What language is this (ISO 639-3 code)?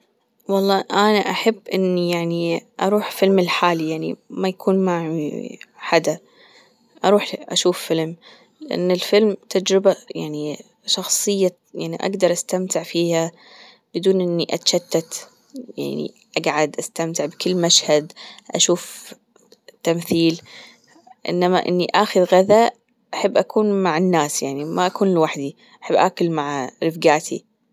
afb